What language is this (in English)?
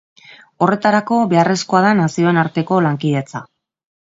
Basque